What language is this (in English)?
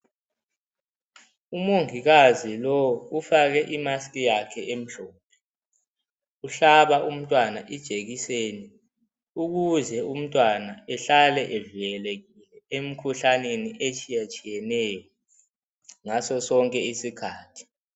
North Ndebele